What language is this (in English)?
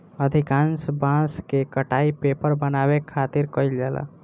Bhojpuri